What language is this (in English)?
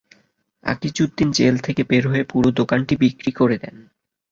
Bangla